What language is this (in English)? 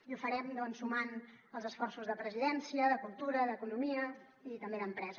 Catalan